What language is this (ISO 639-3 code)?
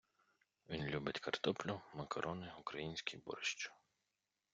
ukr